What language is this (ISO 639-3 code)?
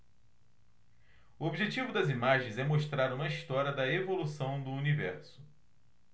por